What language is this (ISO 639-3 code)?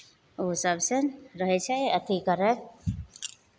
mai